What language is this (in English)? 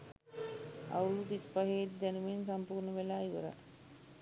Sinhala